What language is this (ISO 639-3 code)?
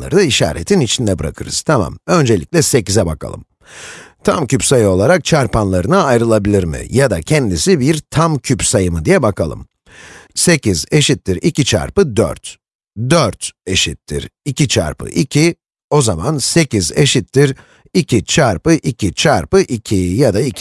tur